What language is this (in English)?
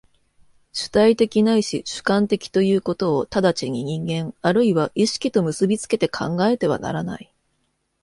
Japanese